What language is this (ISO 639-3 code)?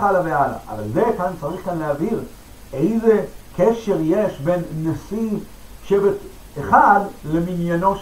heb